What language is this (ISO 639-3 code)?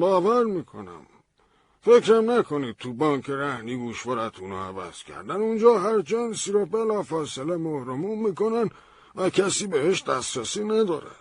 fas